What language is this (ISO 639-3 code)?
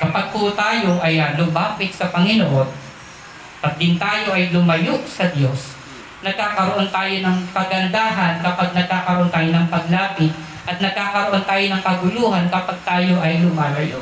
fil